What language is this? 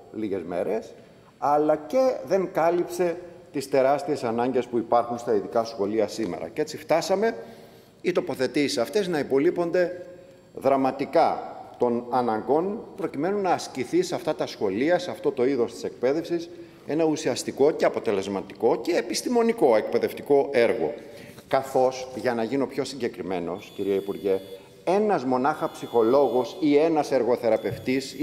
Greek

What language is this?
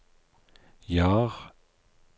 Norwegian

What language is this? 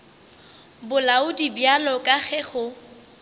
Northern Sotho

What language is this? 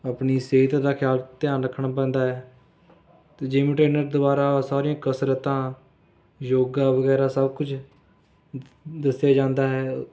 Punjabi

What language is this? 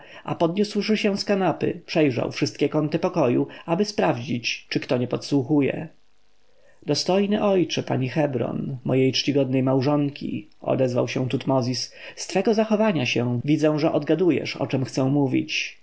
Polish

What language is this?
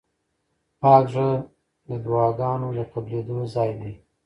Pashto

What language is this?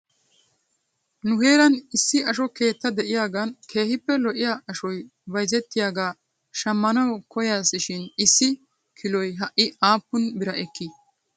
Wolaytta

